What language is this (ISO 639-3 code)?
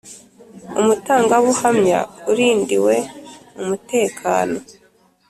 kin